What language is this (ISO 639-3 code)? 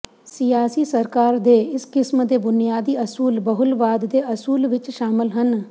pan